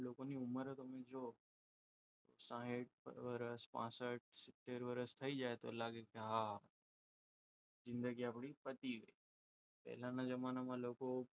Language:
Gujarati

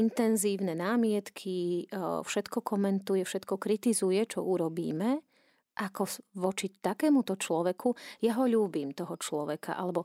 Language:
Slovak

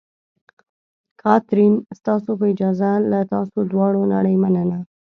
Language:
Pashto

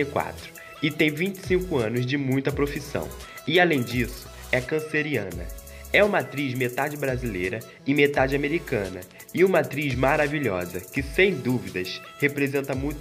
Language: Portuguese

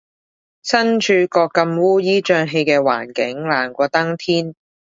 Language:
Cantonese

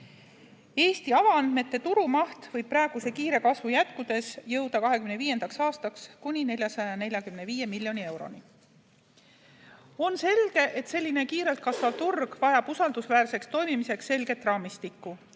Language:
Estonian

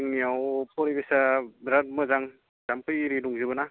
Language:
Bodo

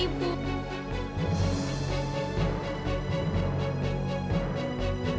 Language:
Indonesian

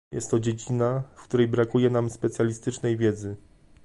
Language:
Polish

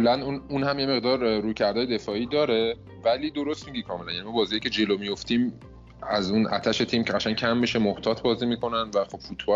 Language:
Persian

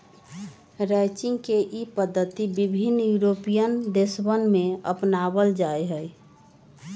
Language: Magahi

